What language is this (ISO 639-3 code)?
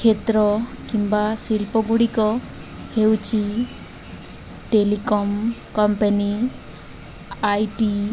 ori